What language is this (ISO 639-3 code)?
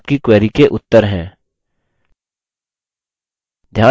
hin